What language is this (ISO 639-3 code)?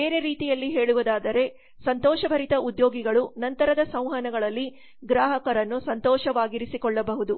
kan